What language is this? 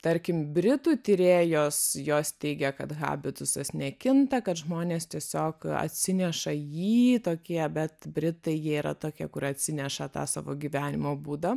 Lithuanian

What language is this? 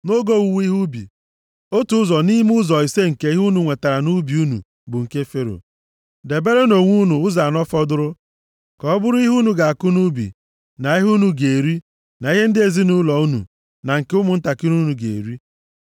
Igbo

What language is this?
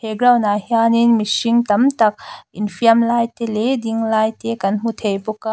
Mizo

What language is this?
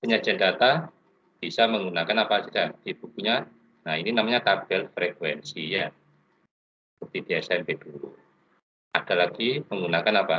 Indonesian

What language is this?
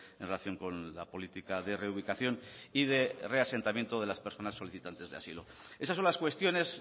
Spanish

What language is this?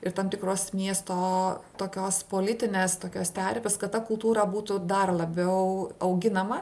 Lithuanian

